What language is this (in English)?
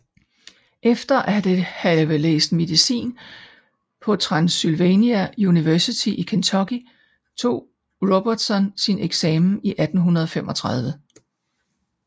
Danish